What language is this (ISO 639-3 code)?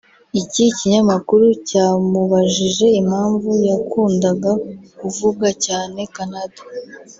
kin